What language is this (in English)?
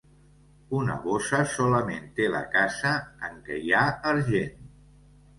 Catalan